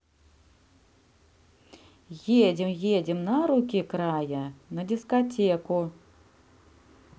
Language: Russian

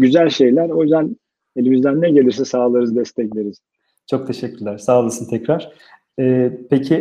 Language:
Turkish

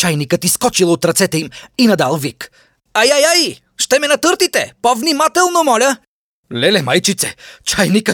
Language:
Bulgarian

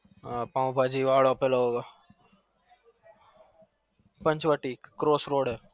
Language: Gujarati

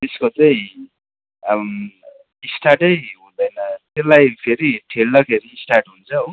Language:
Nepali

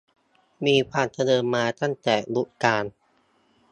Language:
Thai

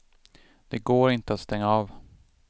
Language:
Swedish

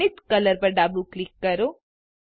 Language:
Gujarati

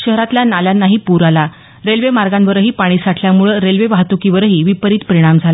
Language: Marathi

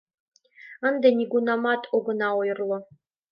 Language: Mari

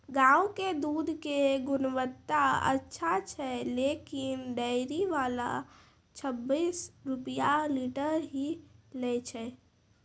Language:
Maithili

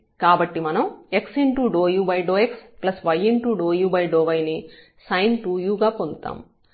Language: Telugu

